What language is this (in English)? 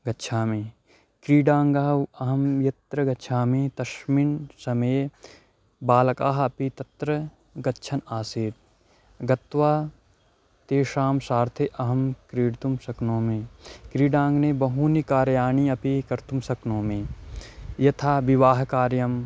Sanskrit